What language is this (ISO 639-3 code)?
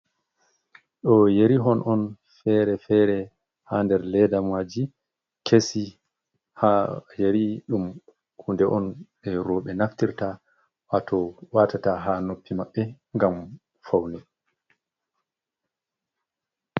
ful